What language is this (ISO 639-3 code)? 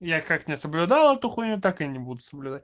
rus